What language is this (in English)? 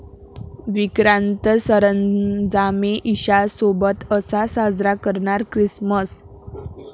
Marathi